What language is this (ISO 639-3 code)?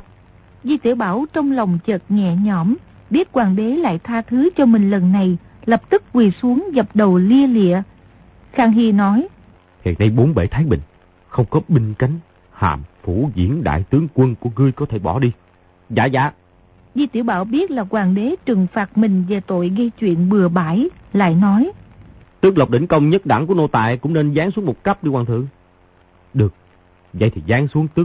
vie